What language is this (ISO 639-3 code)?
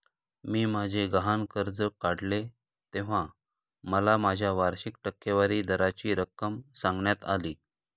mar